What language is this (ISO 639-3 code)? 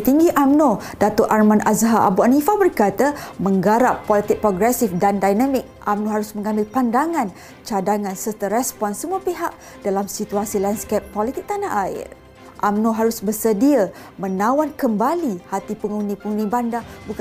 msa